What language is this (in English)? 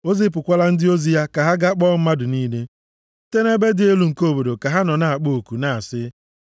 Igbo